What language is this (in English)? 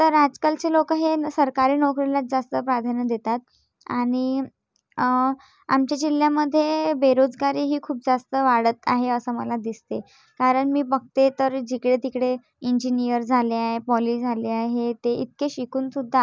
Marathi